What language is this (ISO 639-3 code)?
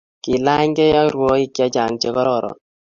kln